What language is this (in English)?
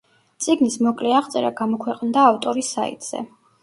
Georgian